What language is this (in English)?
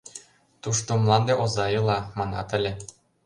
Mari